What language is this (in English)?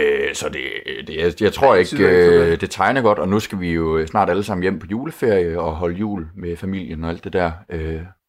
Danish